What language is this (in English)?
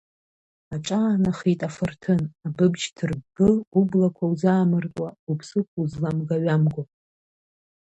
Abkhazian